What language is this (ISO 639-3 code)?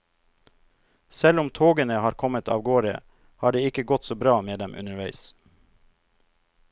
nor